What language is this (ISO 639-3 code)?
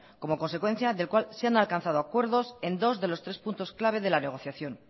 spa